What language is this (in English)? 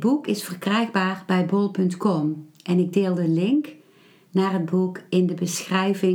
Dutch